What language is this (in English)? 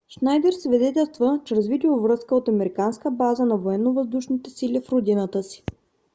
Bulgarian